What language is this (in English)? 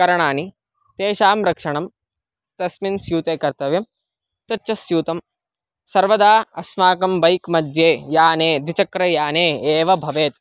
Sanskrit